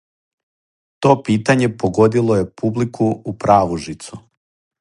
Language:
Serbian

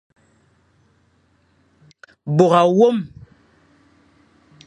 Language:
Fang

